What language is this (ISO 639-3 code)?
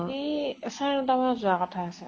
asm